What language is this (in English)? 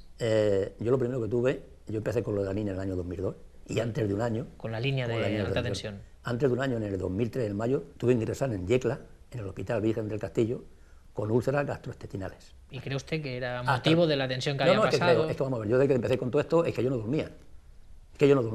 Spanish